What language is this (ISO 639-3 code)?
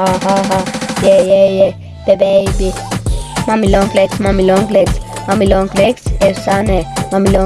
tur